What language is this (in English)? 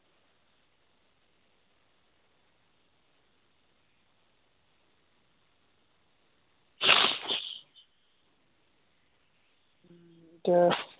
Assamese